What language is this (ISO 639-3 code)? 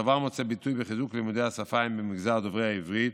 heb